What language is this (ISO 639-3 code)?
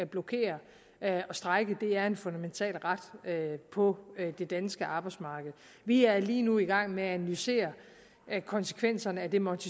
dan